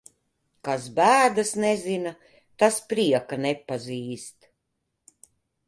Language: Latvian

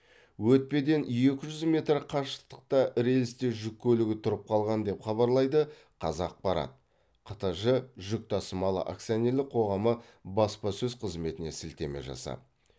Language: Kazakh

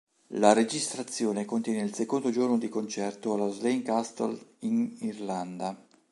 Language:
Italian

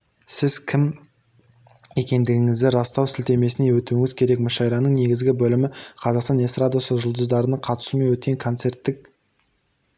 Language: Kazakh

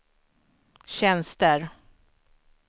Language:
Swedish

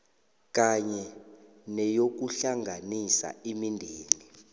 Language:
South Ndebele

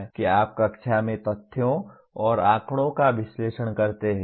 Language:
Hindi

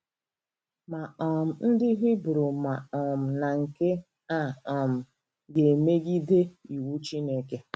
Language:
Igbo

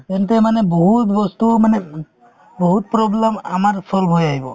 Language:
Assamese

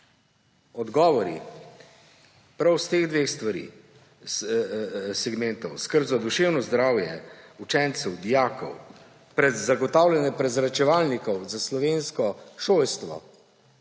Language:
Slovenian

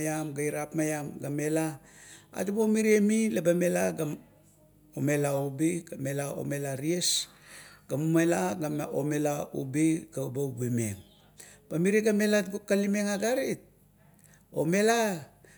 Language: Kuot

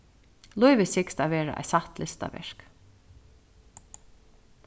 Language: Faroese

